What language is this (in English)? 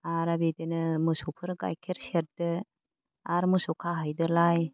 Bodo